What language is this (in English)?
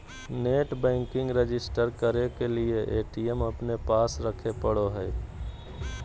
Magahi